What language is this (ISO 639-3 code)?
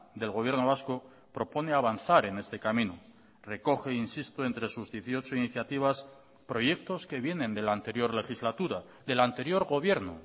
spa